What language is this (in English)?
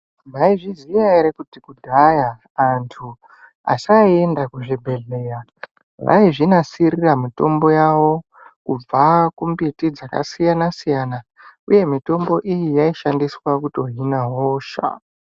Ndau